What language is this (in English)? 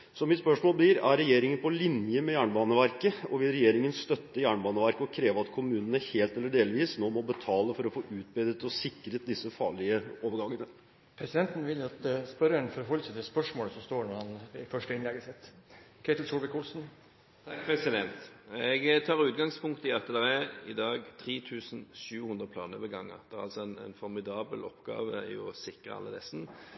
Norwegian